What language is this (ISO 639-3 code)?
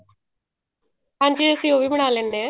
pan